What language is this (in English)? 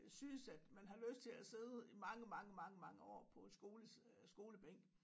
Danish